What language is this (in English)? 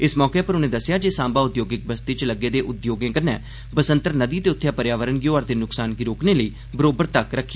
Dogri